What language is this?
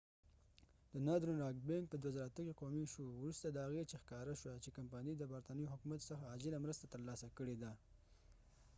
Pashto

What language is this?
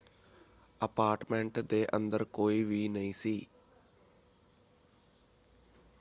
Punjabi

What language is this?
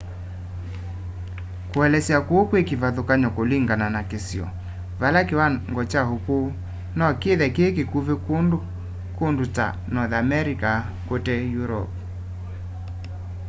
Kamba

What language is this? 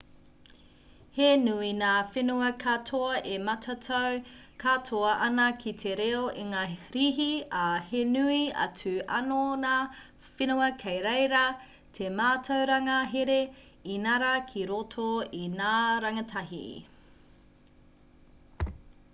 Māori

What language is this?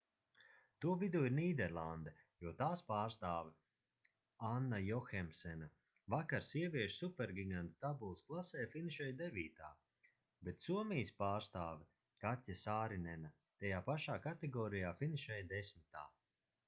Latvian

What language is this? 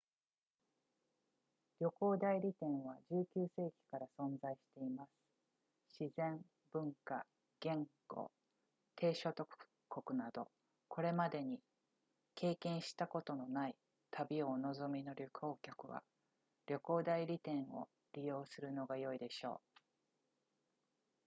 Japanese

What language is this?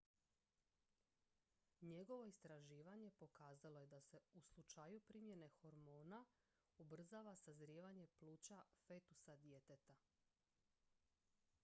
Croatian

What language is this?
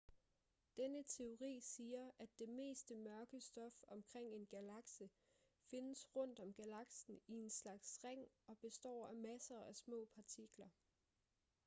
Danish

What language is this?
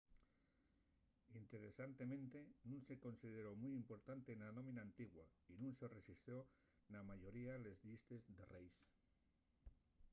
Asturian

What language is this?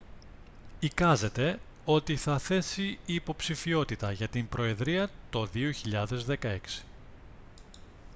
Greek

